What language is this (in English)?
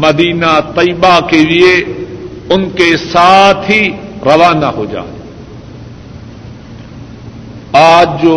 Urdu